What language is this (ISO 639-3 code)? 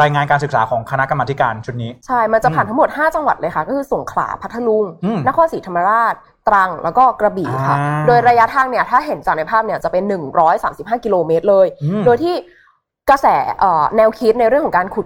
tha